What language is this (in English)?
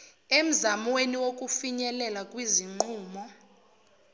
Zulu